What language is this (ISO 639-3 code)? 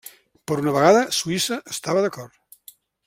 cat